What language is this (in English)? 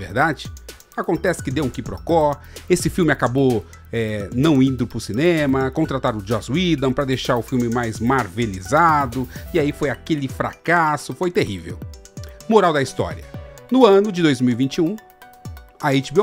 Portuguese